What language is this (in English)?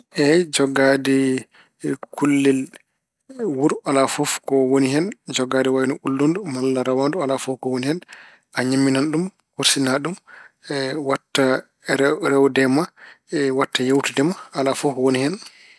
Fula